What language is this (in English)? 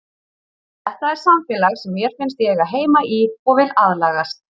Icelandic